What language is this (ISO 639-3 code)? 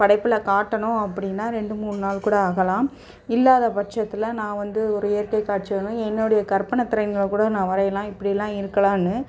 tam